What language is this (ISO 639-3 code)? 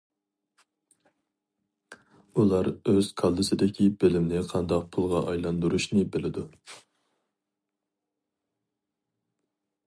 uig